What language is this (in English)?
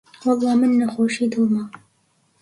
Central Kurdish